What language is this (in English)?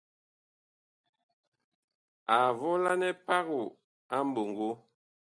Bakoko